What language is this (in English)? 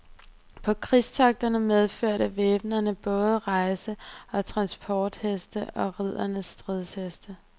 Danish